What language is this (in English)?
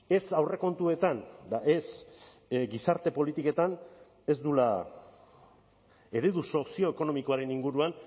Basque